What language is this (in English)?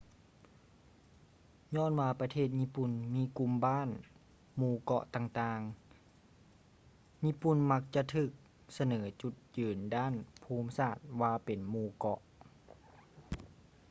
Lao